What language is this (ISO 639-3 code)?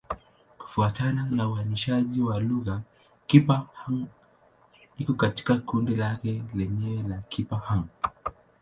swa